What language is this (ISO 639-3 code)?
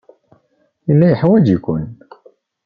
kab